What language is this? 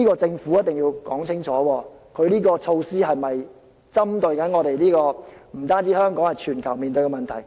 Cantonese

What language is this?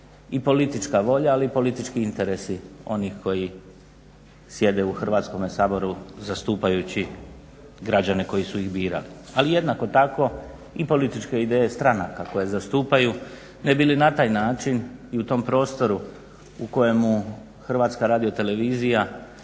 Croatian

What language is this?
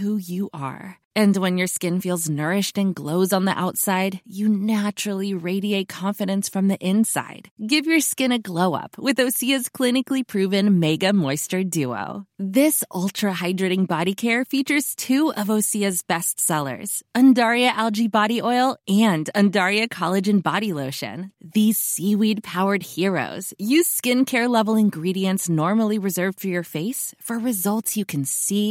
Swedish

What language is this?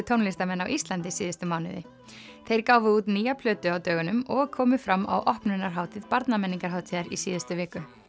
Icelandic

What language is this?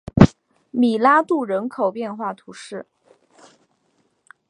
Chinese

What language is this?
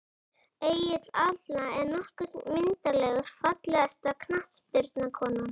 Icelandic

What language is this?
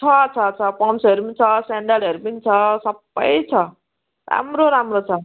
Nepali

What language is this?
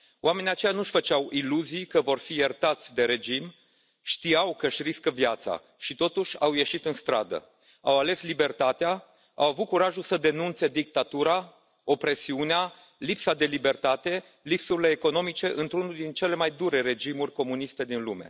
Romanian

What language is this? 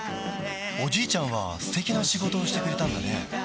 Japanese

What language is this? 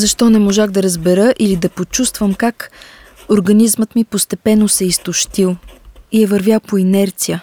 Bulgarian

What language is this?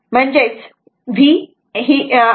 Marathi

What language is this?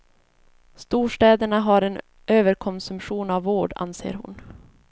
Swedish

